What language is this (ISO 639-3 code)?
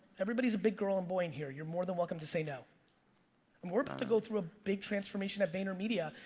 eng